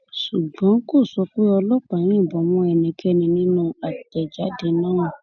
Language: Yoruba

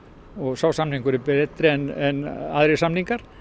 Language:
Icelandic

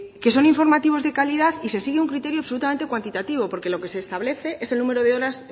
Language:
Spanish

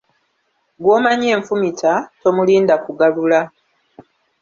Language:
Ganda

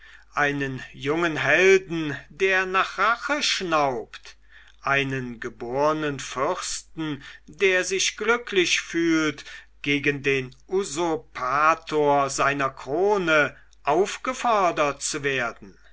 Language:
German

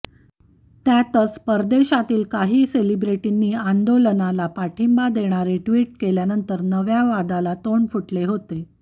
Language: Marathi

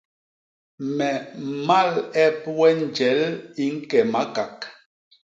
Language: Basaa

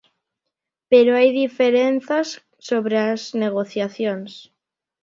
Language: Galician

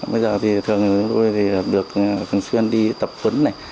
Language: Vietnamese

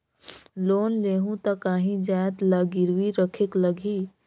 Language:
Chhattisgarhi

